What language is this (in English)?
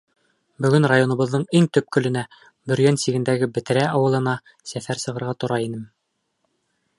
Bashkir